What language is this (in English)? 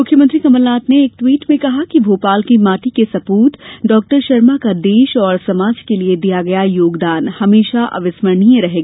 Hindi